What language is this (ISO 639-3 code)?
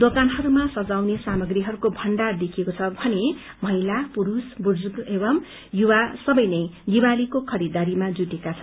nep